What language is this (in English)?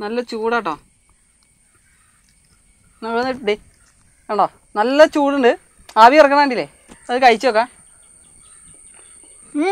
Turkish